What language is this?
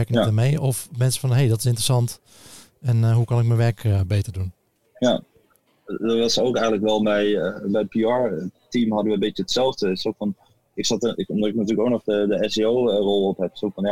Dutch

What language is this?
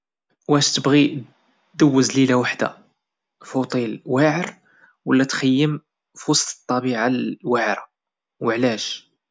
Moroccan Arabic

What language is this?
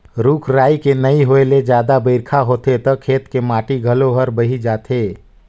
Chhattisgarhi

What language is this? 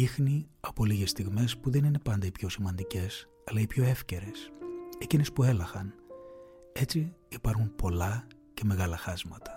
Greek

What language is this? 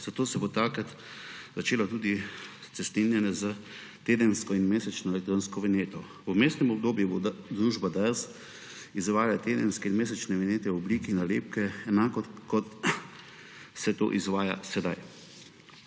Slovenian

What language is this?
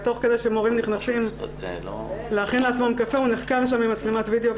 Hebrew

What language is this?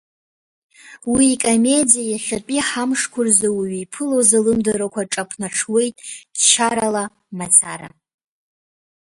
Abkhazian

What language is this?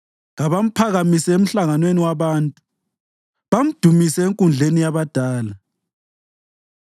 North Ndebele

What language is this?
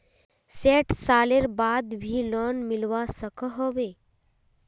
Magahi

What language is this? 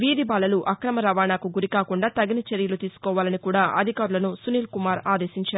Telugu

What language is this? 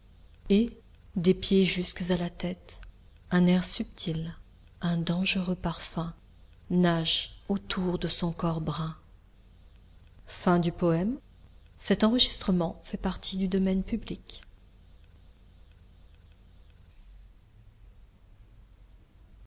French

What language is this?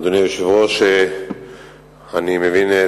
Hebrew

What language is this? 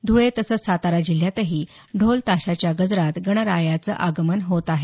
Marathi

